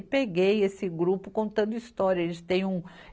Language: Portuguese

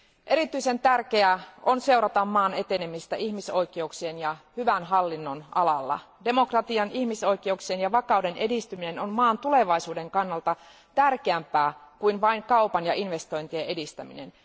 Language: Finnish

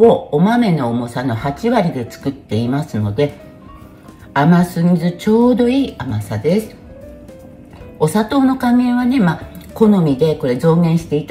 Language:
Japanese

